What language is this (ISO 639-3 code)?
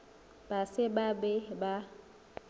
nso